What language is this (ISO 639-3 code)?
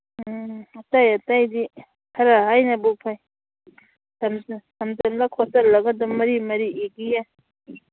mni